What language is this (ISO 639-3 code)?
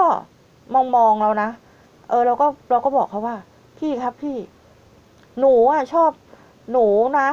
tha